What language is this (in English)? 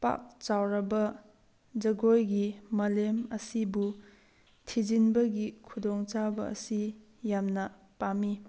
Manipuri